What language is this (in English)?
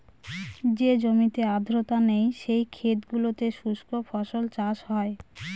Bangla